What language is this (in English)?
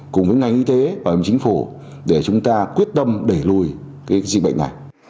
Vietnamese